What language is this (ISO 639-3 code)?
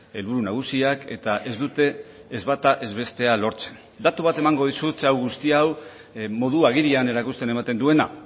eus